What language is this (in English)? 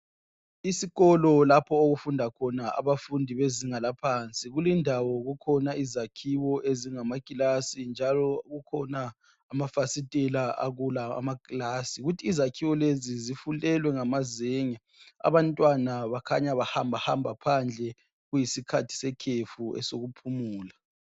North Ndebele